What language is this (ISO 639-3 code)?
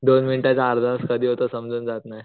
mar